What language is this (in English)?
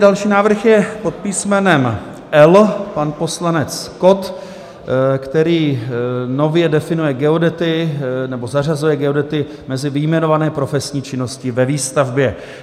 Czech